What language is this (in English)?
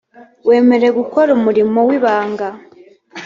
Kinyarwanda